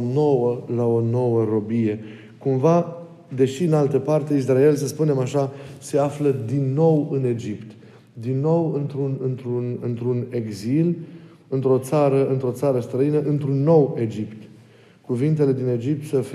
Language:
Romanian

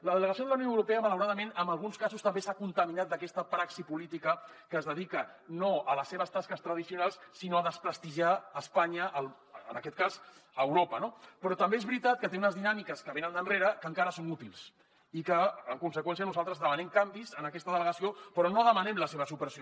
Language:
Catalan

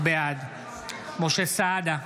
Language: Hebrew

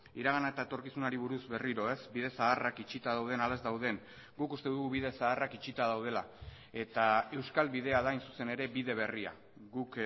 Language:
Basque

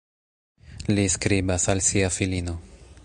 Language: Esperanto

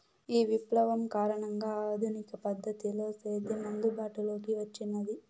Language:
Telugu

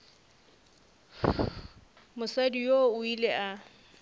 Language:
Northern Sotho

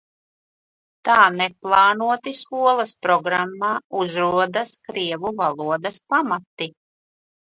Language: Latvian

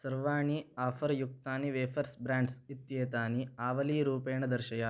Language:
Sanskrit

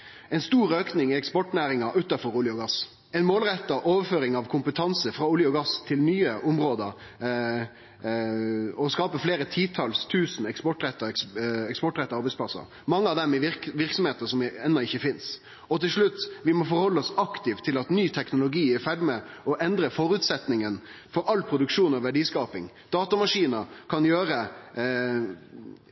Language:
Norwegian Nynorsk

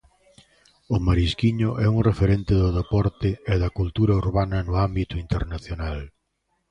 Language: Galician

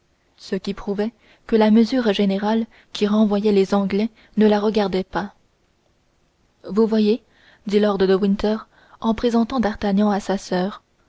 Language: French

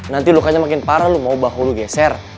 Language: Indonesian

